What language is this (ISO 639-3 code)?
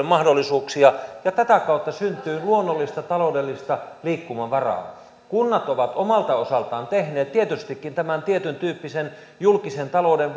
fin